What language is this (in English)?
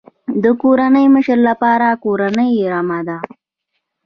Pashto